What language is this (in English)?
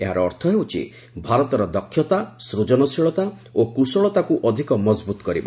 Odia